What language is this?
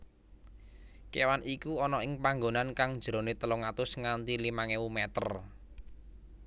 Javanese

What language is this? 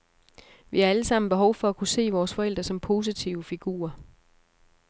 Danish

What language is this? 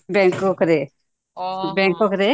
Odia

